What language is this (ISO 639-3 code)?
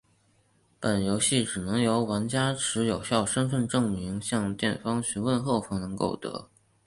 zho